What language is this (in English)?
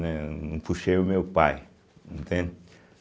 Portuguese